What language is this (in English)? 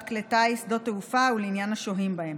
Hebrew